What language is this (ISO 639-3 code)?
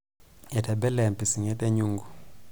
mas